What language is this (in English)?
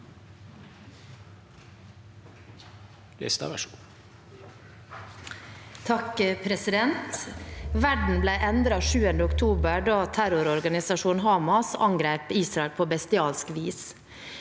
Norwegian